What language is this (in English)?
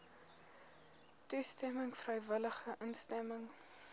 Afrikaans